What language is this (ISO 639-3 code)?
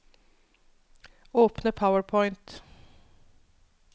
nor